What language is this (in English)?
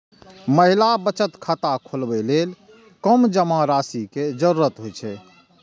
Maithili